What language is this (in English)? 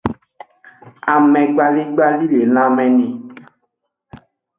Aja (Benin)